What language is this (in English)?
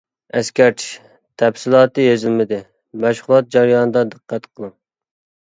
Uyghur